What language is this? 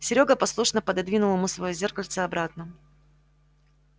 Russian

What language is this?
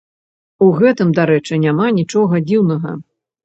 Belarusian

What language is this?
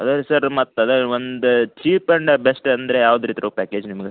Kannada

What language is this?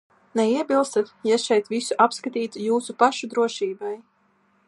Latvian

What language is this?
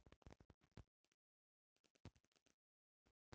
Bhojpuri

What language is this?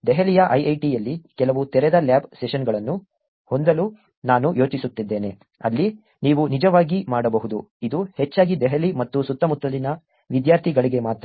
Kannada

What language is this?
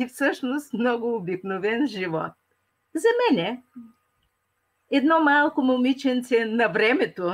Bulgarian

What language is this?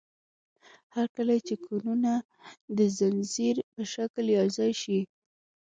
Pashto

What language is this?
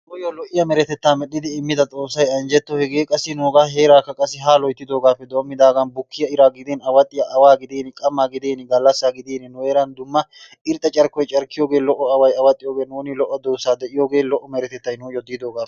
Wolaytta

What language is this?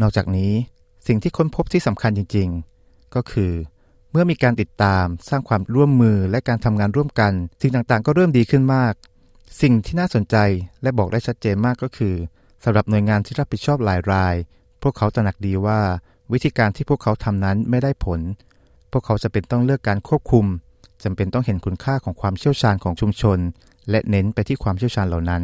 Thai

